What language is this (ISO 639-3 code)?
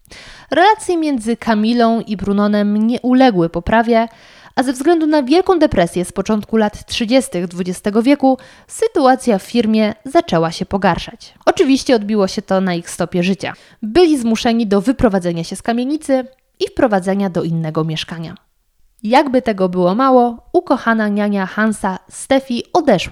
pol